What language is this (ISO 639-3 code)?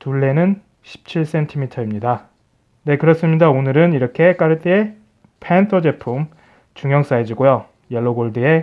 kor